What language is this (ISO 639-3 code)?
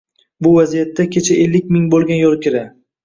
uzb